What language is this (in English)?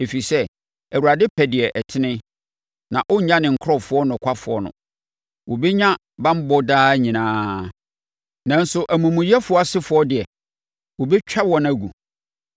Akan